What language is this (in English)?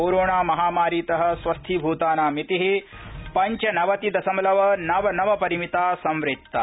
Sanskrit